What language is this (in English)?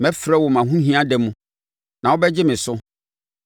Akan